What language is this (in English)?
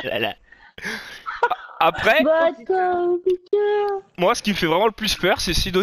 French